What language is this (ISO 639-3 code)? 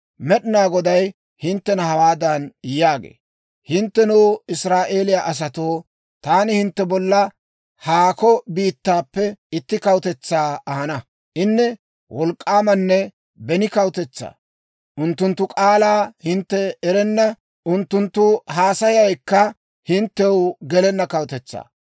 dwr